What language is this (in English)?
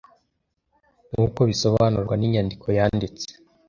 Kinyarwanda